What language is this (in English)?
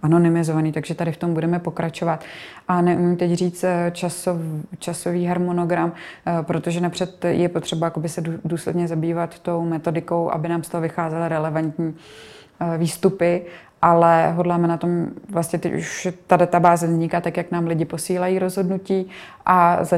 Czech